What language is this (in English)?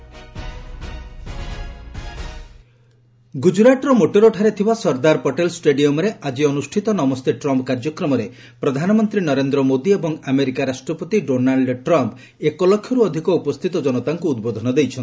Odia